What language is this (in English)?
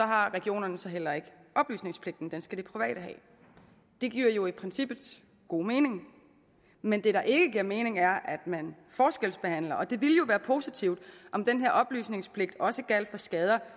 Danish